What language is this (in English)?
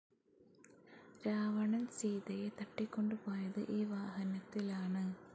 Malayalam